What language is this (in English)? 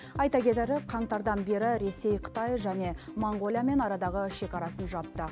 Kazakh